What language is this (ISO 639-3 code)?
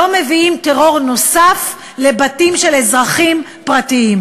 heb